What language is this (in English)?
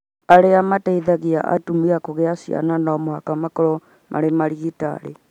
Kikuyu